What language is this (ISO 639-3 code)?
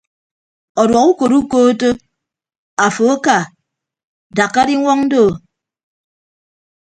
ibb